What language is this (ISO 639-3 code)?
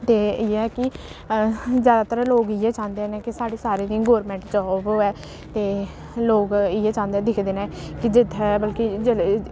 doi